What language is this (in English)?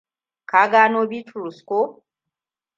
Hausa